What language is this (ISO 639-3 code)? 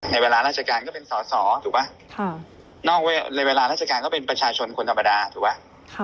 tha